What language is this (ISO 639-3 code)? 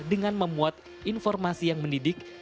ind